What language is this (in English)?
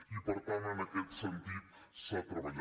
Catalan